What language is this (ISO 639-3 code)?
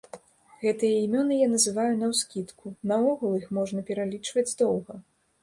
bel